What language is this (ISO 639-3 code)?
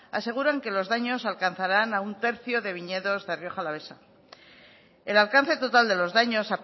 spa